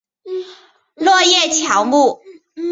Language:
Chinese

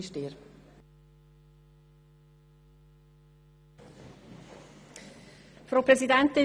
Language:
Swiss German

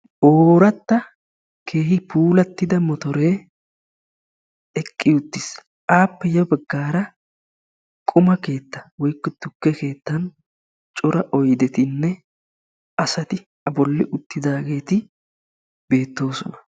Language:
Wolaytta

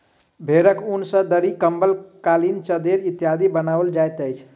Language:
Maithili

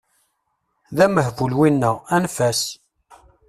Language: Kabyle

